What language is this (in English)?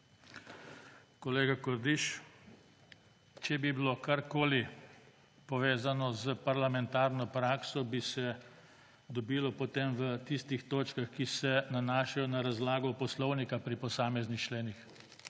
Slovenian